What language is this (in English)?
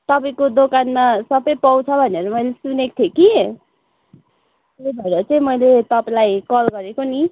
Nepali